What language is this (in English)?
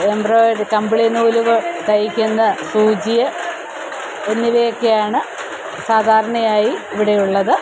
Malayalam